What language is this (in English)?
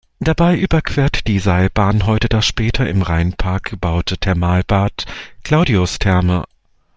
German